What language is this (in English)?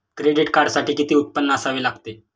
Marathi